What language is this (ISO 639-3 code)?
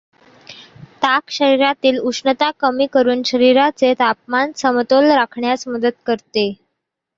mar